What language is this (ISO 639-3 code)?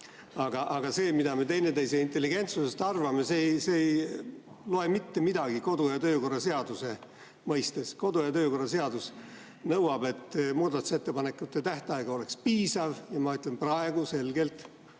est